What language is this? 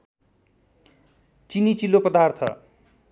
Nepali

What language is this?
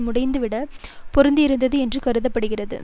Tamil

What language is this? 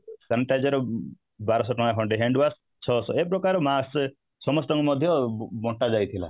Odia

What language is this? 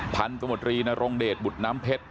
Thai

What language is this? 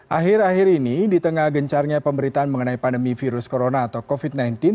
Indonesian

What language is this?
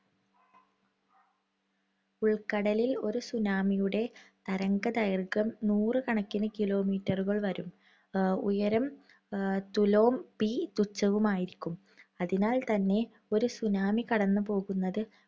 Malayalam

